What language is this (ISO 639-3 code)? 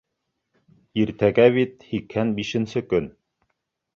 bak